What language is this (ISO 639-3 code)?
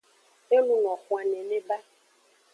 ajg